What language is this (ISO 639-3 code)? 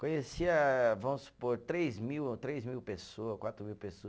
por